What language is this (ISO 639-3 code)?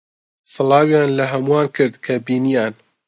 ckb